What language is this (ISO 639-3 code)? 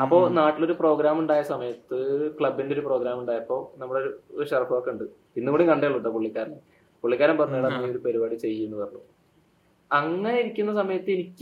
mal